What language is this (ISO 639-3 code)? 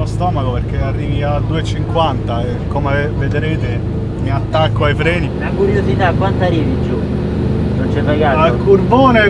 ita